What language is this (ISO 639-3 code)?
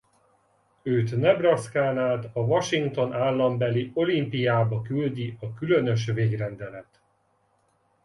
hun